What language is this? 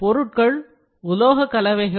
Tamil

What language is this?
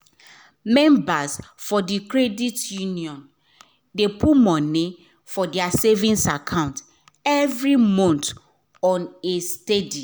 Nigerian Pidgin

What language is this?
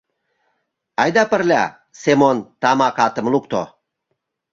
Mari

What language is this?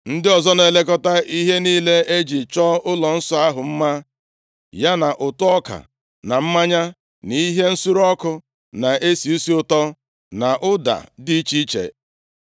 Igbo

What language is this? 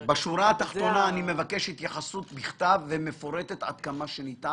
Hebrew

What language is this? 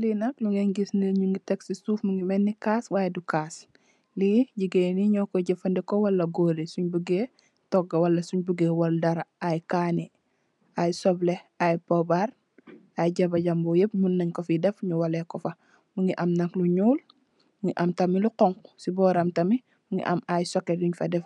Wolof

